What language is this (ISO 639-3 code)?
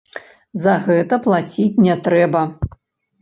bel